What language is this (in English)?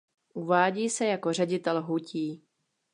Czech